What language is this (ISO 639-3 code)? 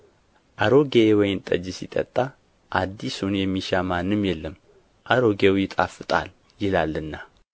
amh